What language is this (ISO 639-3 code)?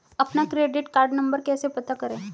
hin